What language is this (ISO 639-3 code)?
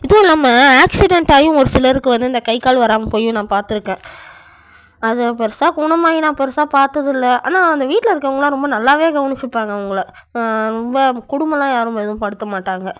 tam